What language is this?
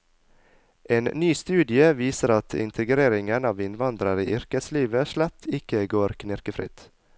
Norwegian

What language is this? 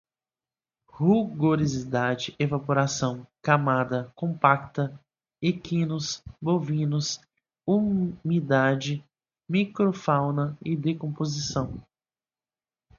Portuguese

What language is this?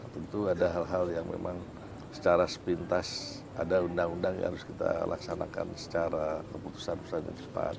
Indonesian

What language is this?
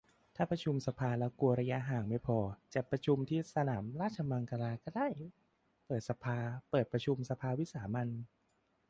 Thai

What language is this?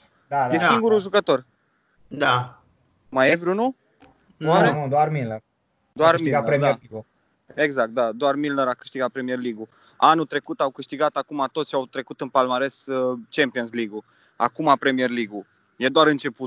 Romanian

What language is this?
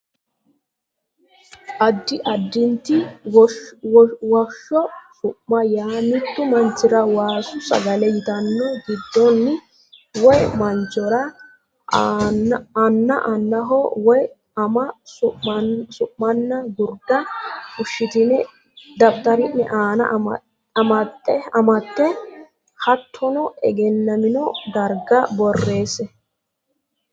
Sidamo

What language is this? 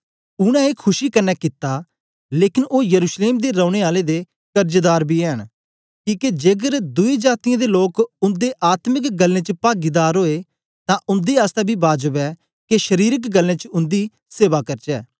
Dogri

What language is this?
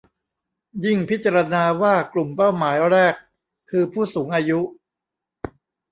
Thai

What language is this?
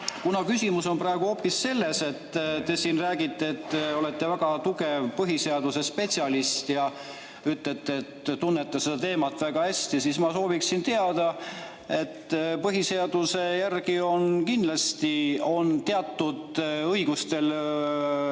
Estonian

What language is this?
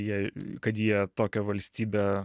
Lithuanian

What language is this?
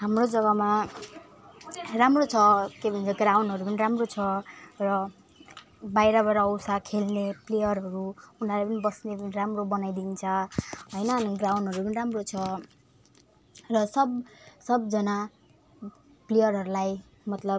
Nepali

